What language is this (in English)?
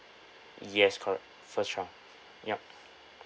English